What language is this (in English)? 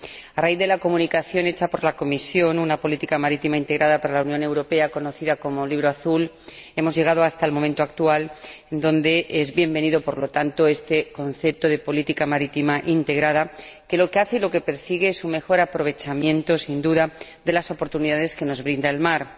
Spanish